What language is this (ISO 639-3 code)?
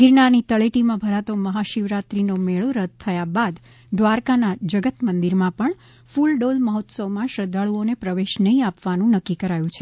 guj